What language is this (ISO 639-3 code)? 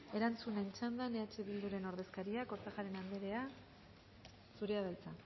eus